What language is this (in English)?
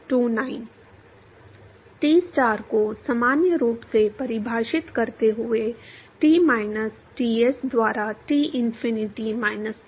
Hindi